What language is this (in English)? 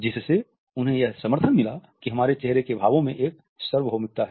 Hindi